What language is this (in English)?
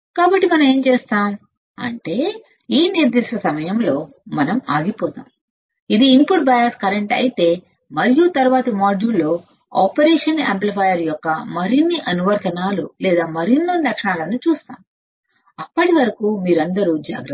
Telugu